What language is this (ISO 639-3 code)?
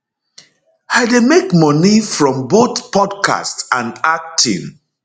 pcm